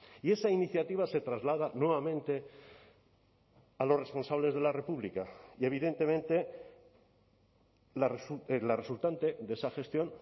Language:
Spanish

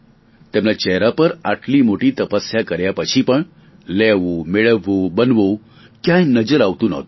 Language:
Gujarati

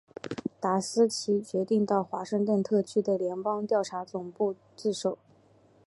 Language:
Chinese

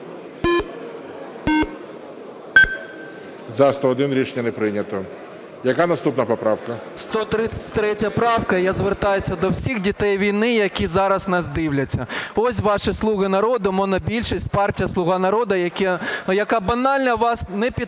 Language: Ukrainian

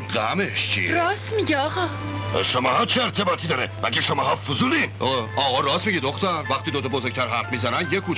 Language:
Persian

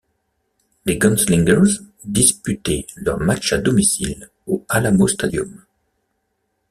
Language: French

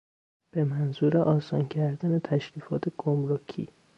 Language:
Persian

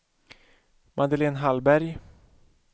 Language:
Swedish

